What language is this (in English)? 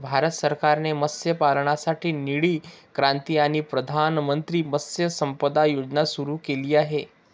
Marathi